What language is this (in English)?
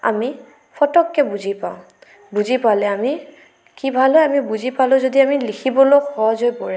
Assamese